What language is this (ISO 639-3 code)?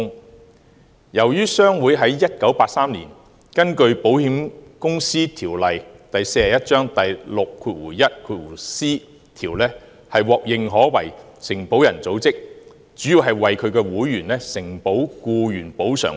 yue